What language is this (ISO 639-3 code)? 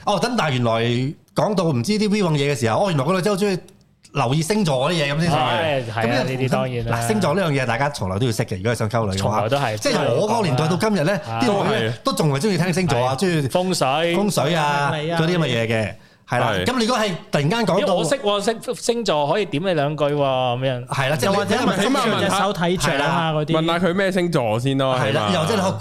zho